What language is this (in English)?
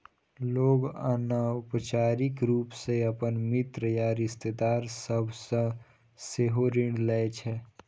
Maithili